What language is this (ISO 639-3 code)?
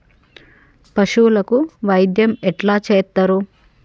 tel